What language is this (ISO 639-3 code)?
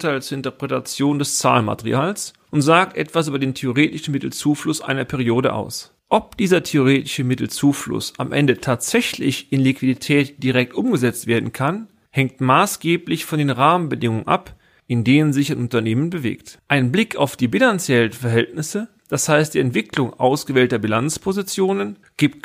deu